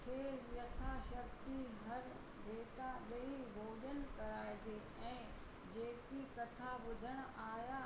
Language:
Sindhi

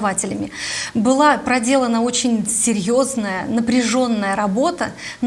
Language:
Russian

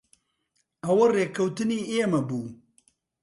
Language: Central Kurdish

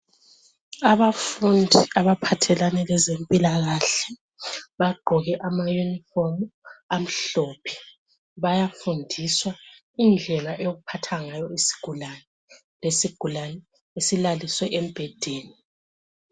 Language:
North Ndebele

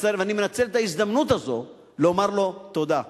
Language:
Hebrew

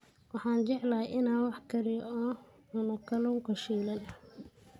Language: Somali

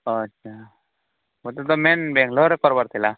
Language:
Odia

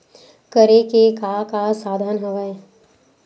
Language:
Chhattisgarhi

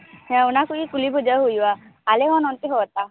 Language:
Santali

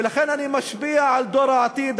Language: Hebrew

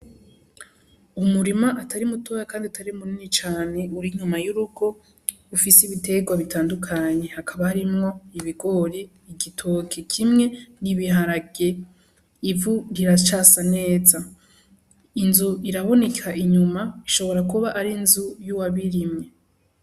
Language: Rundi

